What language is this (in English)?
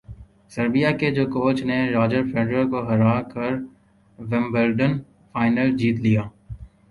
Urdu